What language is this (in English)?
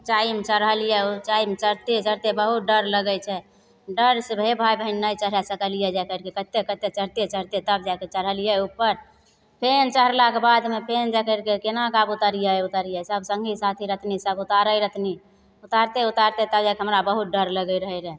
Maithili